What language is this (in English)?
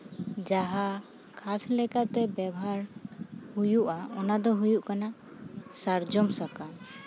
Santali